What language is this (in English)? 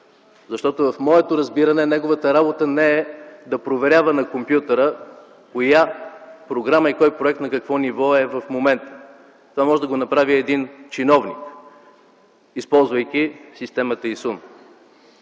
Bulgarian